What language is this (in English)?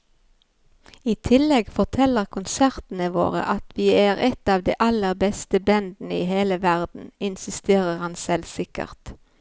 Norwegian